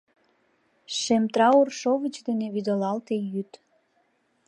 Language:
Mari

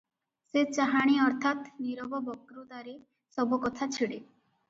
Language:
Odia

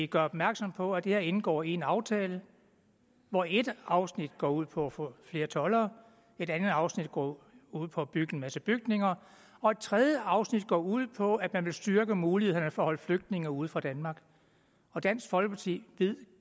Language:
Danish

